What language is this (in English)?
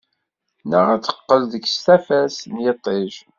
Kabyle